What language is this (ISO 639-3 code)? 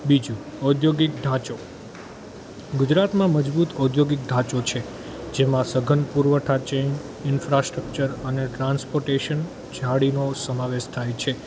guj